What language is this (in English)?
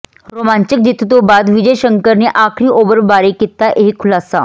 Punjabi